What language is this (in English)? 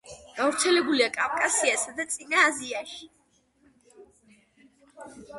Georgian